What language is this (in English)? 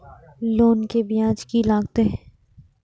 Maithili